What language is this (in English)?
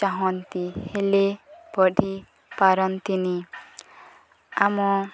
Odia